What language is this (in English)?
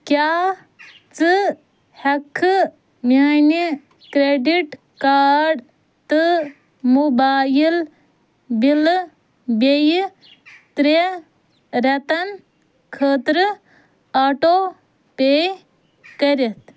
Kashmiri